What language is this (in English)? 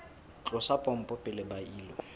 Southern Sotho